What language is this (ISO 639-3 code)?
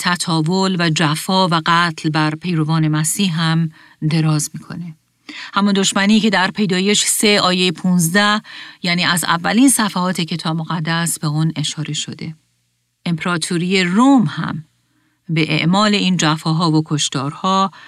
fas